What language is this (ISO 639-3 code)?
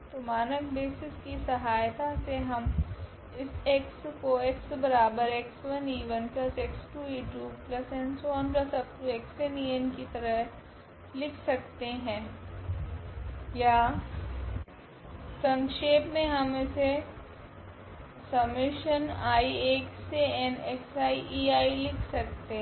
hin